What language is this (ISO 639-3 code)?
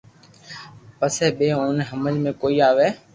lrk